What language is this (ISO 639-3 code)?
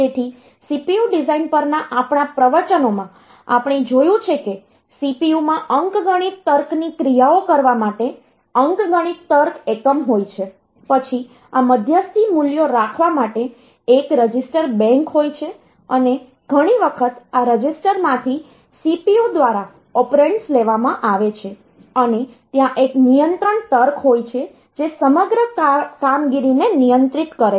guj